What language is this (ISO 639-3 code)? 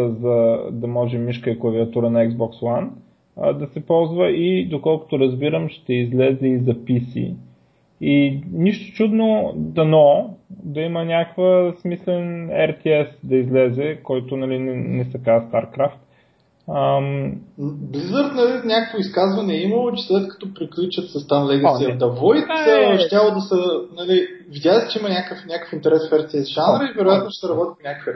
bul